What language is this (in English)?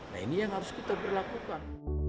Indonesian